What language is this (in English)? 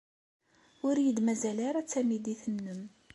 Kabyle